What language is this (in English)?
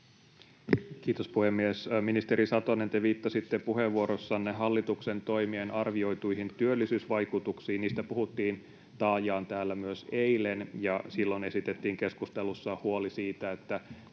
Finnish